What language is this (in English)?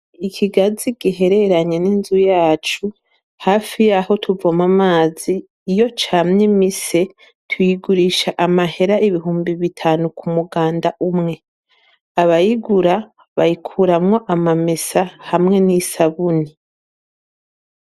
Rundi